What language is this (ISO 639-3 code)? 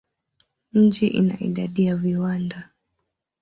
swa